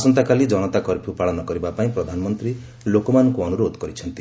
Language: Odia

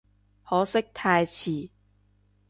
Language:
Cantonese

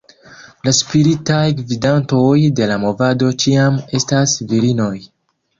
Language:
Esperanto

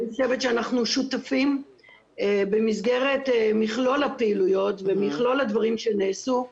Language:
Hebrew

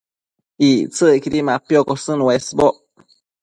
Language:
Matsés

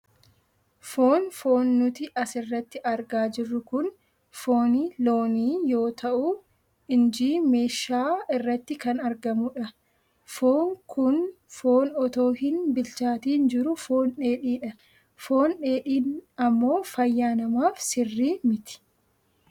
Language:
Oromo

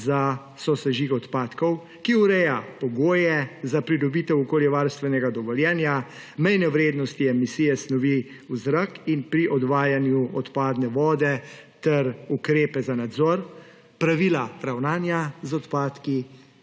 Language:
Slovenian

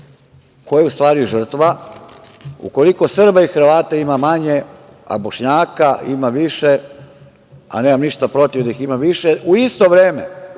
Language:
Serbian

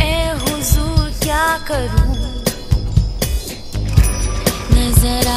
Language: Bulgarian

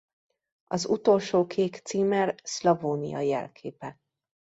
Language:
Hungarian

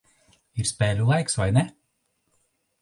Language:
Latvian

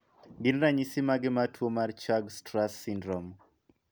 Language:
Luo (Kenya and Tanzania)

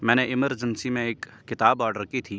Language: Urdu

